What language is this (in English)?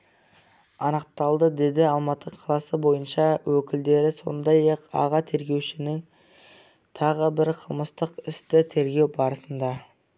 Kazakh